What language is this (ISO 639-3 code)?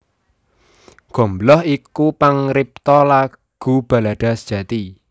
jav